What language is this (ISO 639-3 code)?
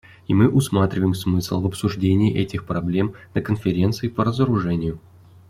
rus